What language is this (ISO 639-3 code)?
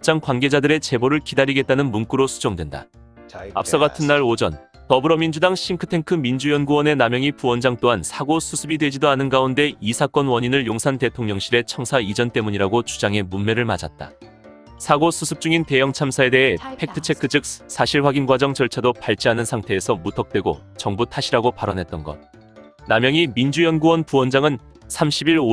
kor